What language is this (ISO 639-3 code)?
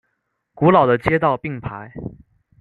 zho